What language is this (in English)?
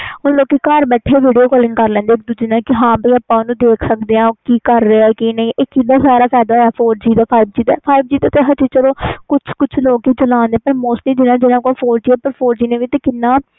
Punjabi